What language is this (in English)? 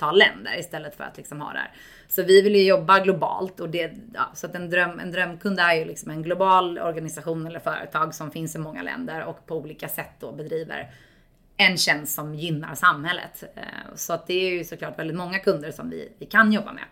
Swedish